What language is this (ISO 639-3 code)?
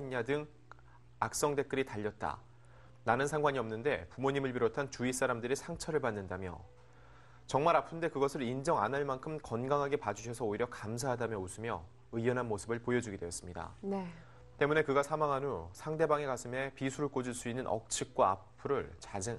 kor